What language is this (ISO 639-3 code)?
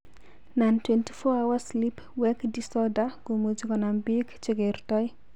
kln